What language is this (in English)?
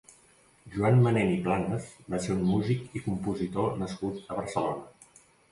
Catalan